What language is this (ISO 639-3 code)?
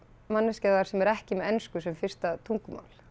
isl